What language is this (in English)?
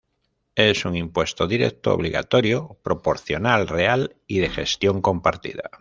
Spanish